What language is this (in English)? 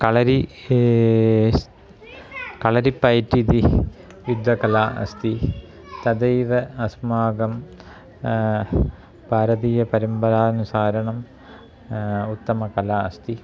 Sanskrit